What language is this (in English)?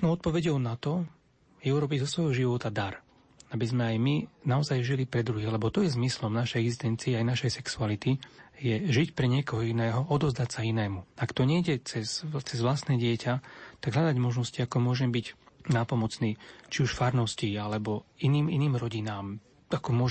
Slovak